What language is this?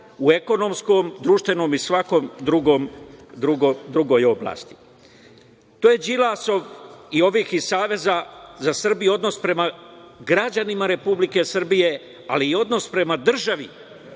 Serbian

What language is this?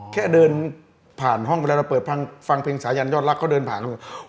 Thai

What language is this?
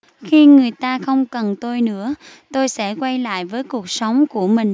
Vietnamese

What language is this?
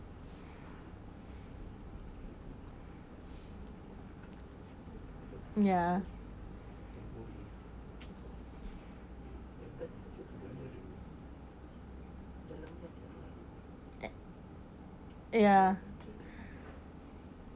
English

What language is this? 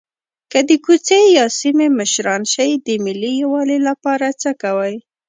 Pashto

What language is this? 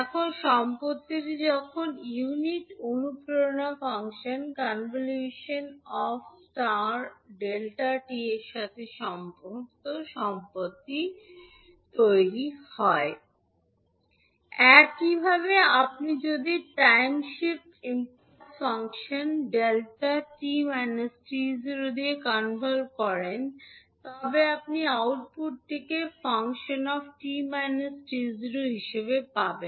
Bangla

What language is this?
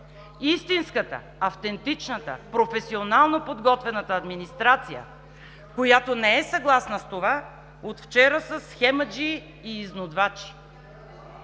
Bulgarian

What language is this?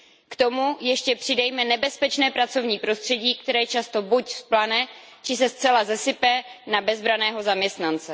Czech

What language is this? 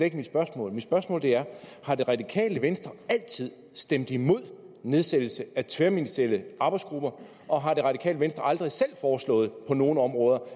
Danish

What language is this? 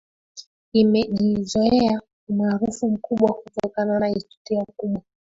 Swahili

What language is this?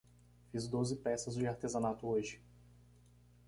Portuguese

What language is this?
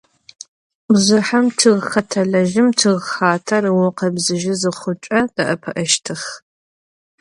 Adyghe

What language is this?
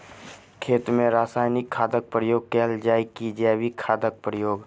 Maithili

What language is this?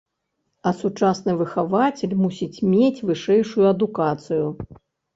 Belarusian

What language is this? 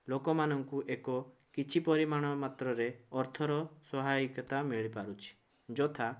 Odia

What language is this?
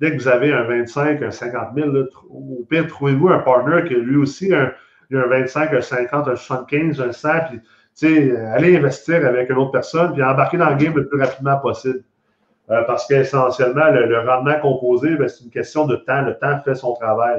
French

